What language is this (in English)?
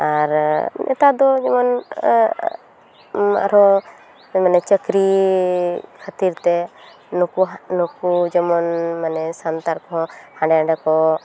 Santali